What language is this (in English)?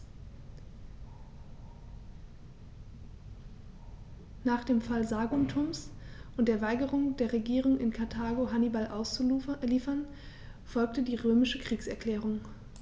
German